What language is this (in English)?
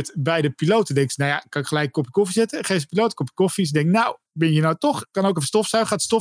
Dutch